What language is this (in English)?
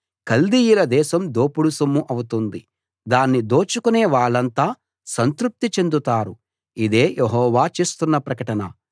Telugu